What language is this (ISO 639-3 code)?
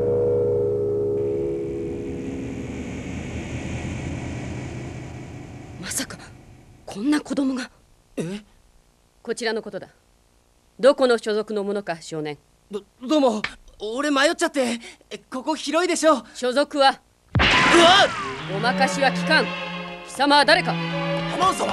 jpn